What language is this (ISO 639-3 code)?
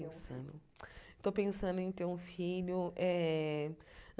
por